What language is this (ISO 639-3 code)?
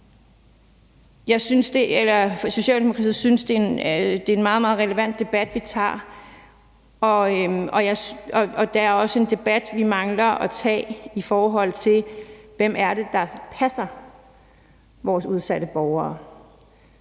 dan